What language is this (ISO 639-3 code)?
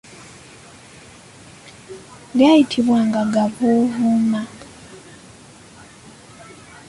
lug